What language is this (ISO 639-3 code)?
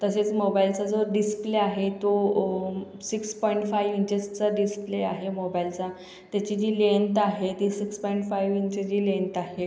mar